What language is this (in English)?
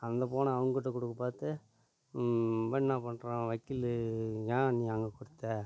Tamil